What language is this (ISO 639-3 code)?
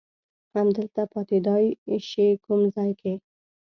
pus